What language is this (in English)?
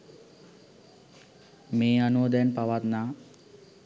Sinhala